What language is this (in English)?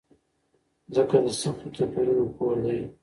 Pashto